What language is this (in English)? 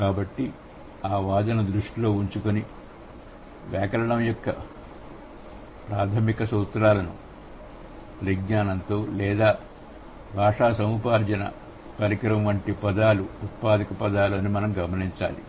Telugu